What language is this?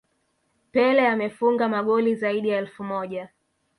Swahili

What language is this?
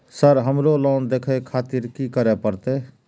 Maithili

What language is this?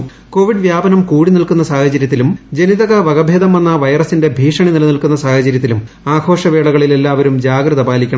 Malayalam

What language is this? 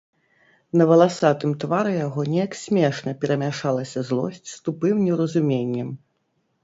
Belarusian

